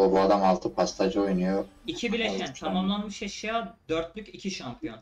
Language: Turkish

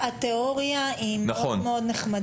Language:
Hebrew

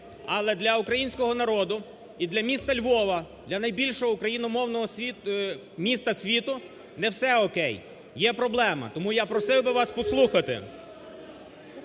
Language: Ukrainian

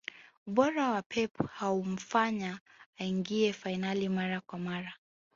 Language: Swahili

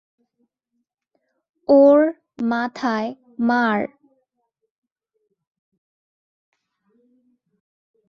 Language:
Bangla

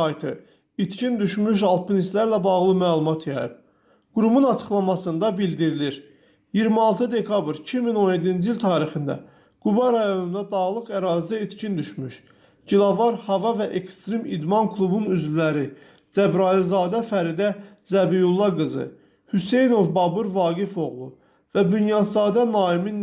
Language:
Azerbaijani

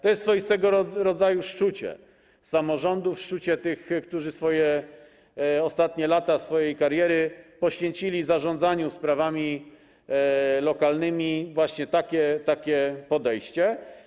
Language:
Polish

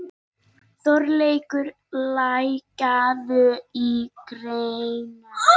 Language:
Icelandic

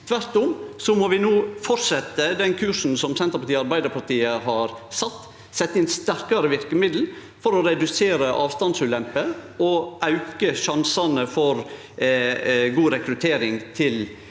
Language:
Norwegian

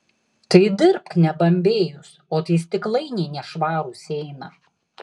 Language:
Lithuanian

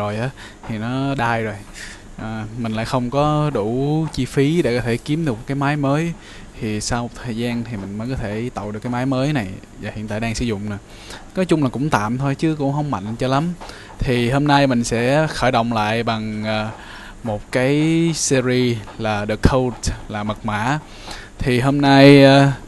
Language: Vietnamese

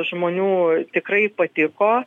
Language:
Lithuanian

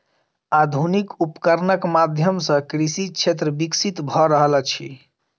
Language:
Maithili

